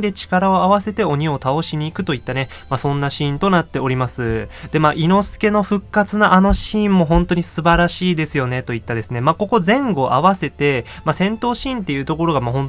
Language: Japanese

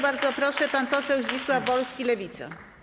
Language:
Polish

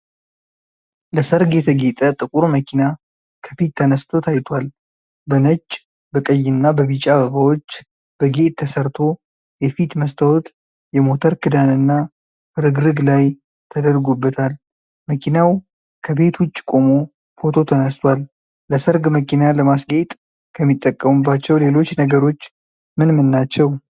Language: Amharic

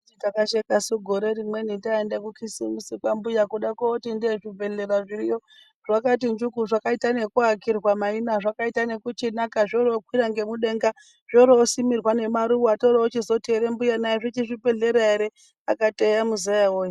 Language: Ndau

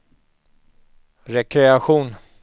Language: Swedish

